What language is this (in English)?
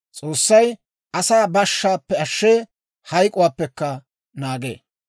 Dawro